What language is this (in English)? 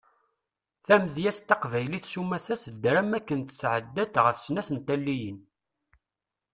Kabyle